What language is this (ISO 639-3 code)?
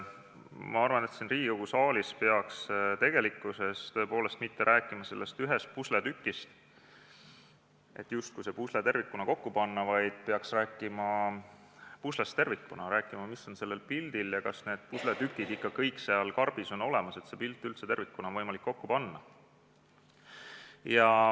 est